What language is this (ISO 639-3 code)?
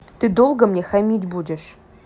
rus